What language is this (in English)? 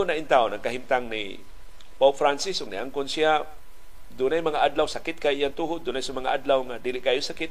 Filipino